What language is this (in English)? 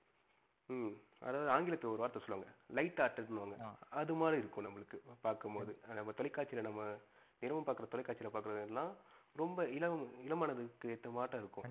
Tamil